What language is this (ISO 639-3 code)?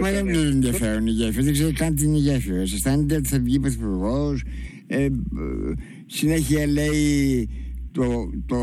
ell